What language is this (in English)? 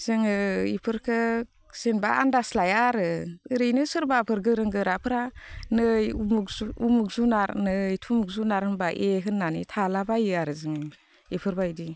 Bodo